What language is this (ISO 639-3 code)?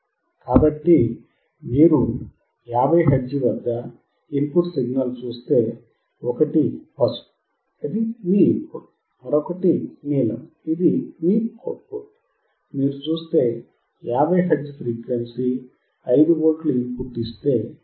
tel